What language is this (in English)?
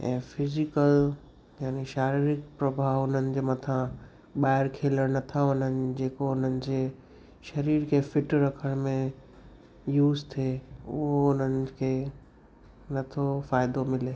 Sindhi